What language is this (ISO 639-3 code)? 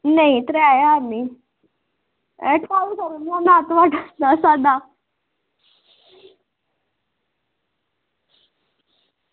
doi